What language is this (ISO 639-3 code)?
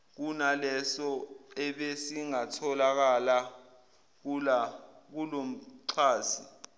zul